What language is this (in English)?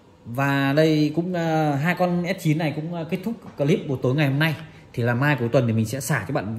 Vietnamese